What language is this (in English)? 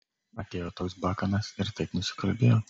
Lithuanian